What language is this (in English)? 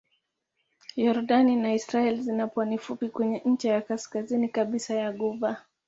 Swahili